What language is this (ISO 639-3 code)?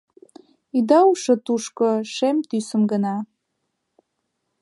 chm